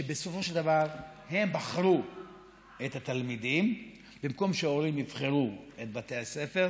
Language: Hebrew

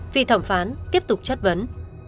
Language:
Vietnamese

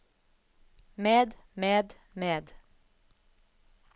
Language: Norwegian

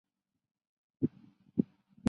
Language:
Chinese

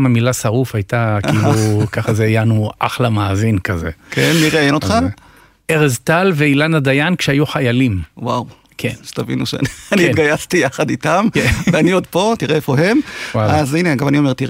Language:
Hebrew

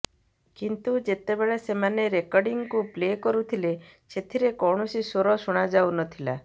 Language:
Odia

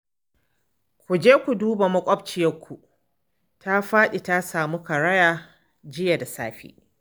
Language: Hausa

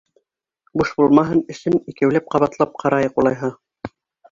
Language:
Bashkir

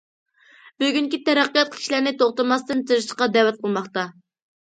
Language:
Uyghur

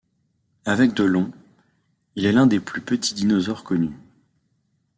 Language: French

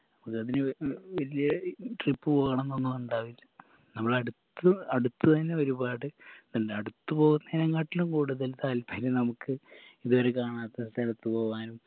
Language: Malayalam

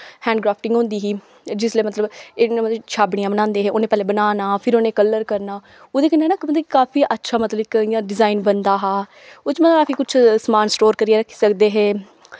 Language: Dogri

